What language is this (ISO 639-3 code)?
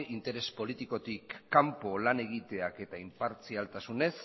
eus